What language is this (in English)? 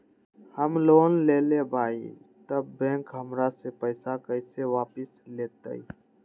Magahi